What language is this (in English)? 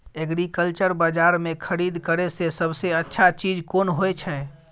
Maithili